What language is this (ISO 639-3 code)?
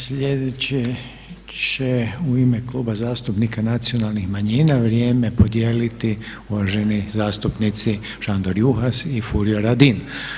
hrv